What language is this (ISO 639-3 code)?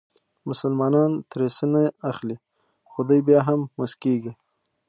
pus